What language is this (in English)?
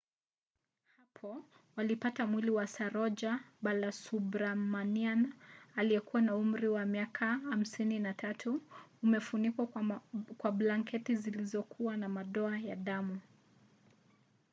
Swahili